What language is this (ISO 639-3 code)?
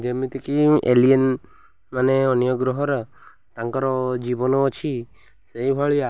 ori